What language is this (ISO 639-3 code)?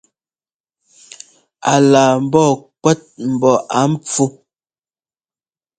jgo